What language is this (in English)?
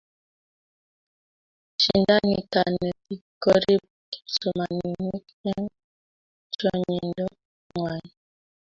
Kalenjin